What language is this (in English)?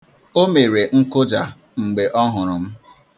Igbo